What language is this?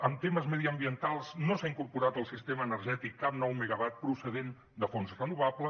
Catalan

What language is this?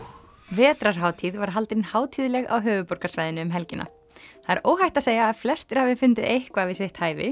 Icelandic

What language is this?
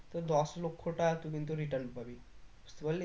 Bangla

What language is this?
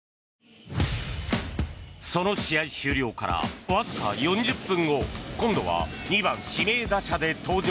Japanese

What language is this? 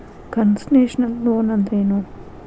Kannada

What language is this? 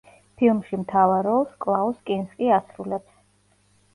Georgian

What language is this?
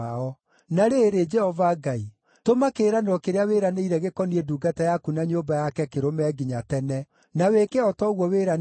Kikuyu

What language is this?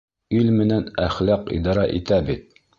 Bashkir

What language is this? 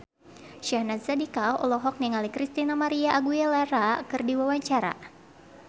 Sundanese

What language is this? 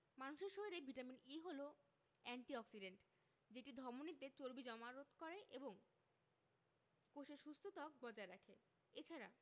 Bangla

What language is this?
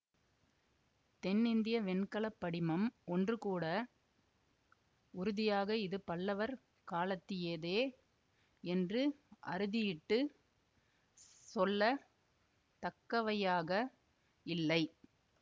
Tamil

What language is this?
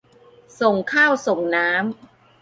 Thai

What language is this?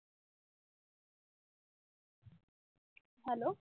Marathi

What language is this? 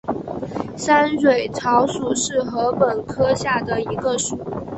Chinese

